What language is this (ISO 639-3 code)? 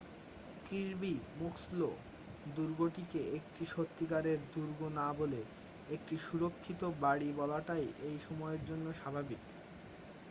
ben